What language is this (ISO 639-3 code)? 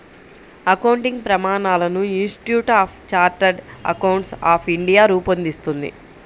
tel